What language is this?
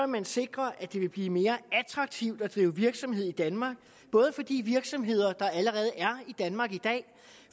Danish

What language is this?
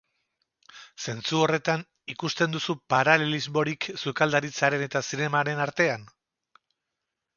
Basque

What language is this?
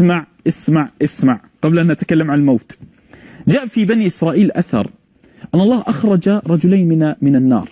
Arabic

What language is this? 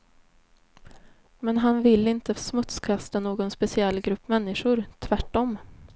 Swedish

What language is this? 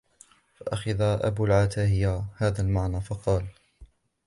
Arabic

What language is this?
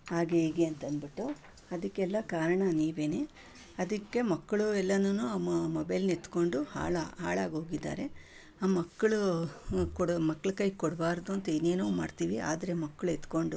Kannada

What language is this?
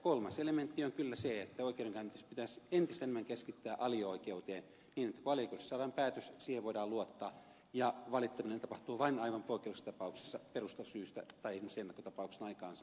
Finnish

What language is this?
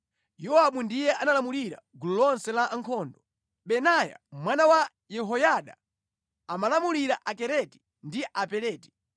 Nyanja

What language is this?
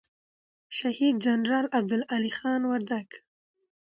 Pashto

